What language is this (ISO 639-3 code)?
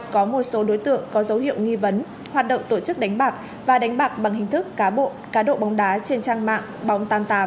vie